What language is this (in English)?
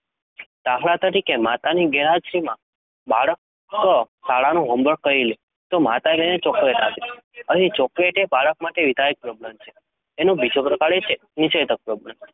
Gujarati